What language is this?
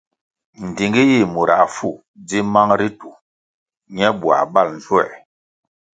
Kwasio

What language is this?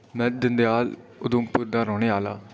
Dogri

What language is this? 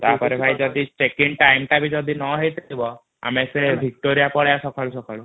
Odia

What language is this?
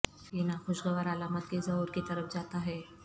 Urdu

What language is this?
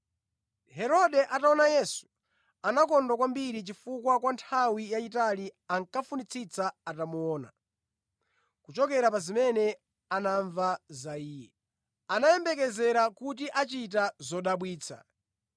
Nyanja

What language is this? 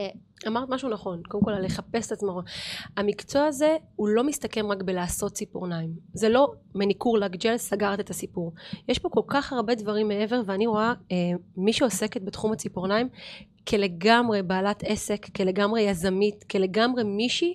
Hebrew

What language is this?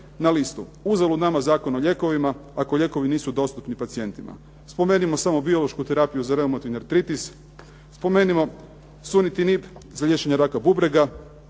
Croatian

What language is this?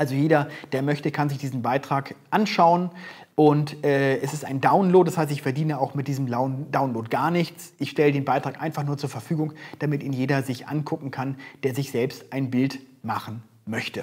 German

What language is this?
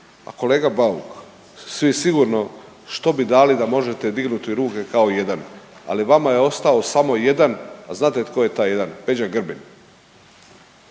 Croatian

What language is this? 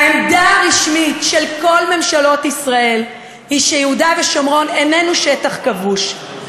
Hebrew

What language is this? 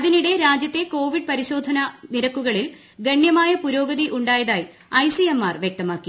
Malayalam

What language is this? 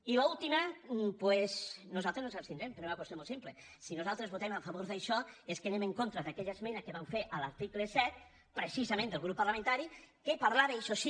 Catalan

